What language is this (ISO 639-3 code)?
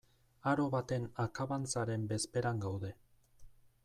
eus